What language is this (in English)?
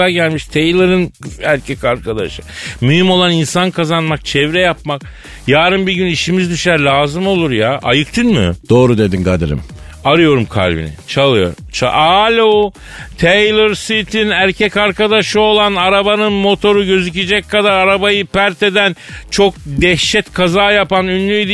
Turkish